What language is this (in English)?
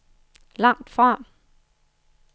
Danish